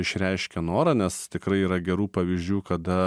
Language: Lithuanian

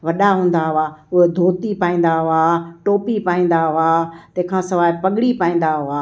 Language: Sindhi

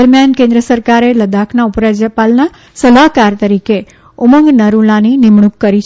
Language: Gujarati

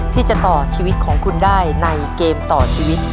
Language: Thai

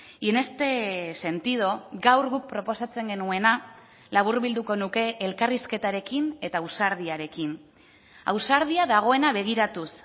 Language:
Basque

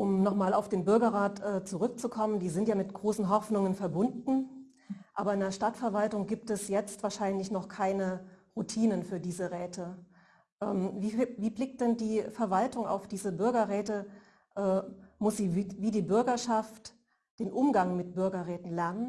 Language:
German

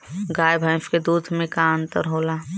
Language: Bhojpuri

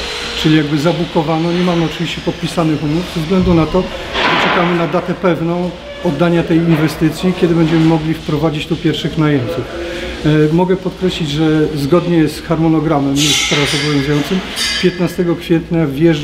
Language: Polish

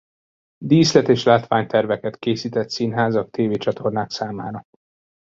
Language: Hungarian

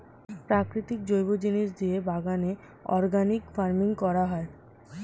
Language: Bangla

